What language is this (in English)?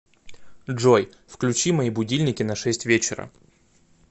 Russian